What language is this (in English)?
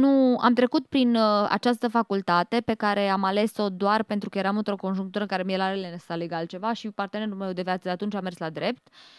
Romanian